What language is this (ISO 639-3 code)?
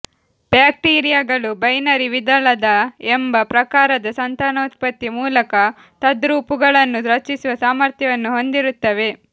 kan